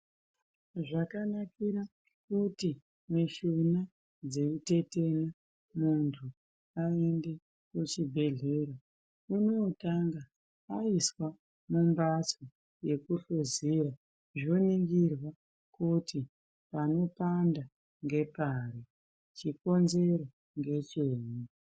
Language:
Ndau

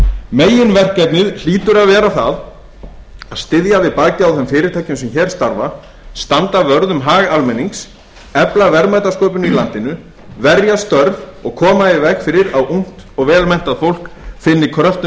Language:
Icelandic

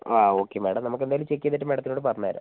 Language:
Malayalam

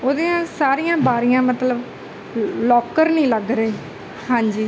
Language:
Punjabi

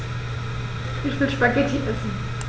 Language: German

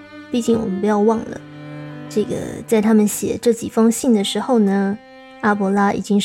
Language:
Chinese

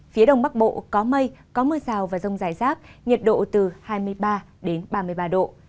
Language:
Vietnamese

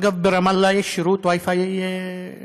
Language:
Hebrew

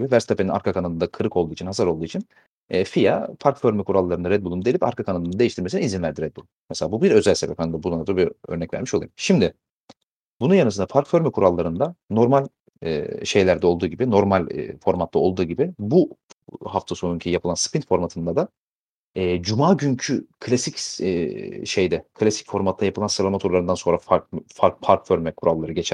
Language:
Turkish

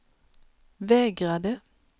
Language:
Swedish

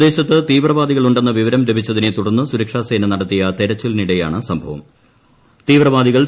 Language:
Malayalam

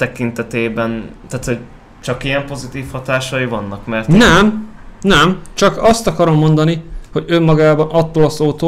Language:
Hungarian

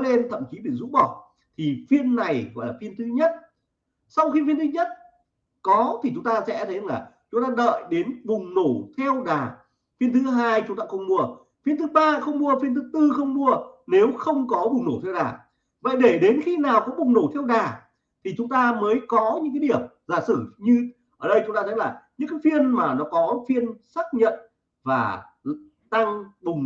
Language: Vietnamese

